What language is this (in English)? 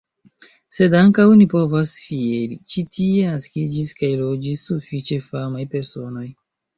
Esperanto